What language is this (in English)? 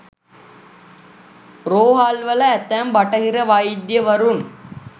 Sinhala